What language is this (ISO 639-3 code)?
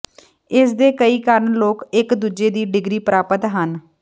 pan